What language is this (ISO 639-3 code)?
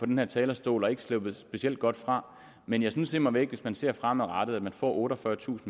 dan